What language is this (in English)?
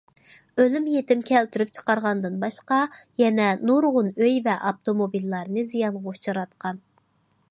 Uyghur